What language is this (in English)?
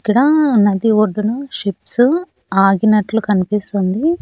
Telugu